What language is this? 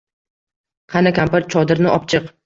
Uzbek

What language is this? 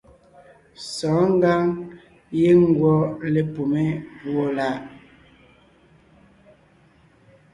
Ngiemboon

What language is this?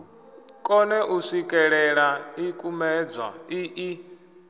Venda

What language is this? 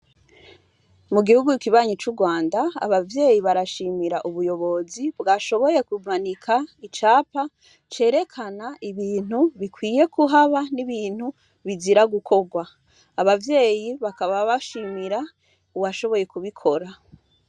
Rundi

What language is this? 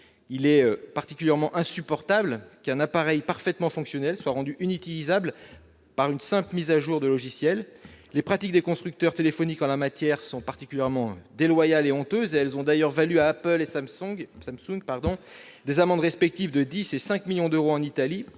French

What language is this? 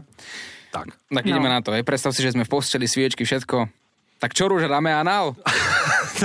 Slovak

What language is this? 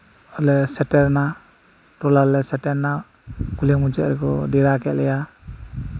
Santali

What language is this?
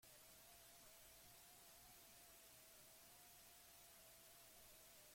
Basque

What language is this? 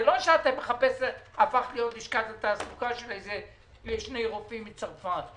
Hebrew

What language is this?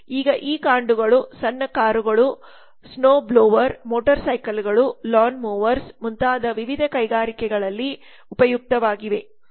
Kannada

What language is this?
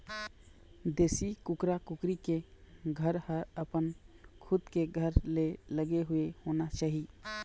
Chhattisgarhi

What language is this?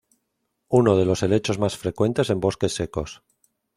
Spanish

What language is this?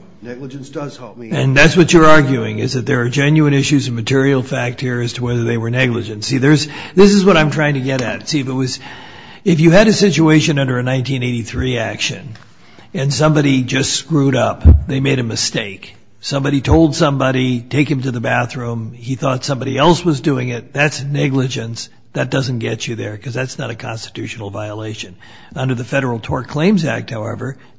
English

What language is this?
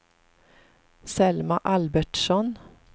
Swedish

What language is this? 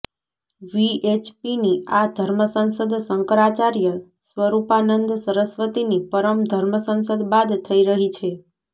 Gujarati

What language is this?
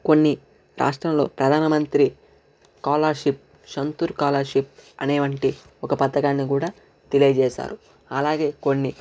Telugu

